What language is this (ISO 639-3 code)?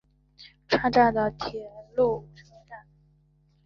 zho